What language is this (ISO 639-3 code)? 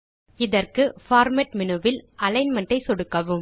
tam